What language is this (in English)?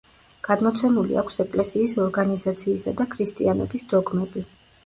Georgian